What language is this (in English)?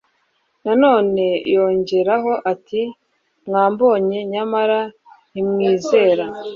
Kinyarwanda